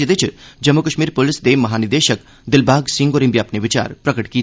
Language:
Dogri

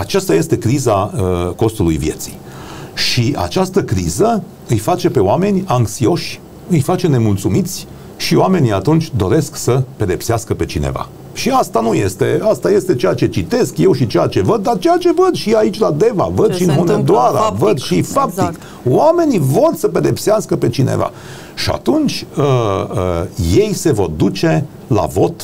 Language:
Romanian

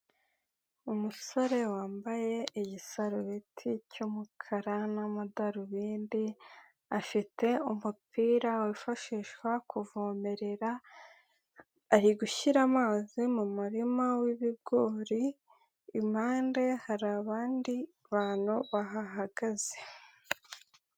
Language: Kinyarwanda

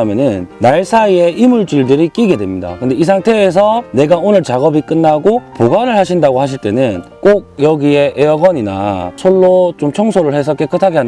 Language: Korean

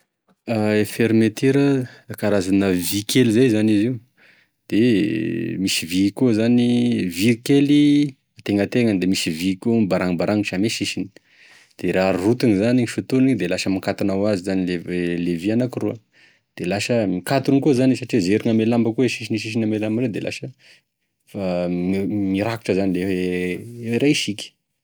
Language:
Tesaka Malagasy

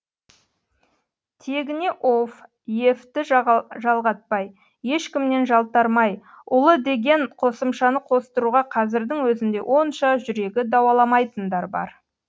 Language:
Kazakh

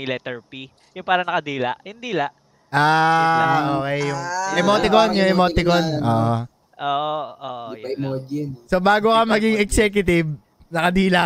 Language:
Filipino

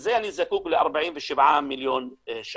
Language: Hebrew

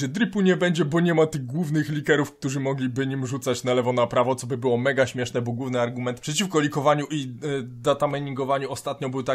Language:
Polish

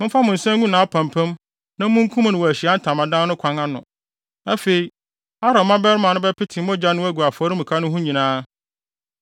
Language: Akan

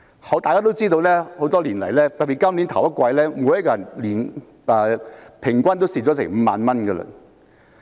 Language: Cantonese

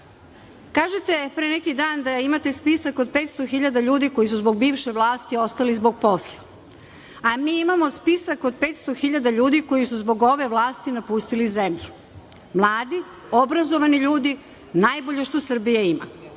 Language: Serbian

